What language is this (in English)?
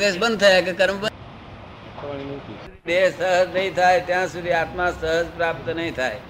Gujarati